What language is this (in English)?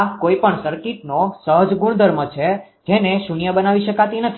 Gujarati